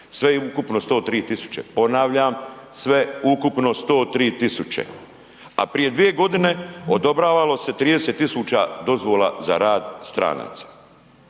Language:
Croatian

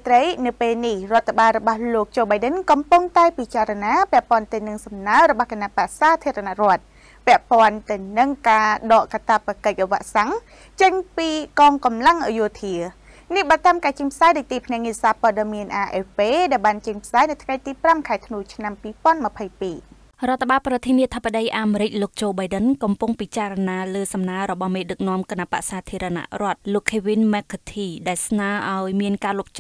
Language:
Thai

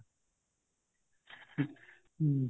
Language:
Punjabi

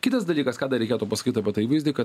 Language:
Lithuanian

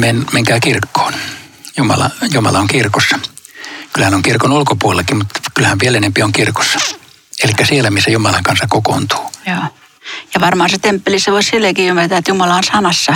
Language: Finnish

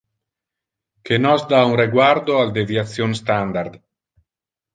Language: Interlingua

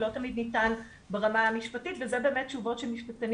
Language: Hebrew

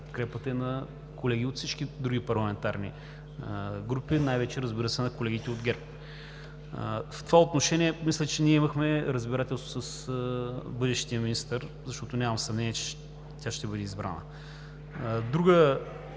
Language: Bulgarian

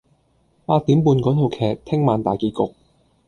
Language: Cantonese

